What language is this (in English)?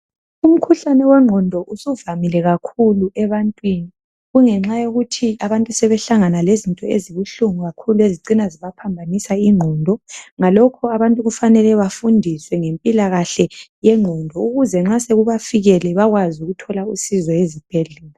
North Ndebele